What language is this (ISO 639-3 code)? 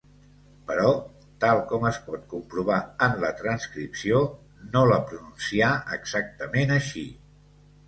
cat